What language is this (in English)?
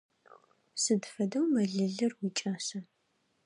Adyghe